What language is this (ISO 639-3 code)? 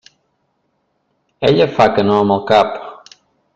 cat